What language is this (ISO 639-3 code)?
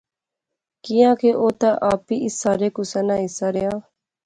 phr